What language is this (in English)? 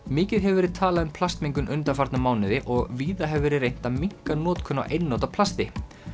Icelandic